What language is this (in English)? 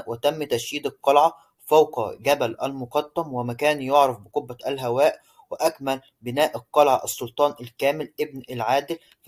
Arabic